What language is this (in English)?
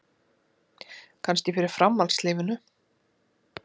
Icelandic